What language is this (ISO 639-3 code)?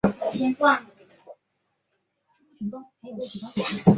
zho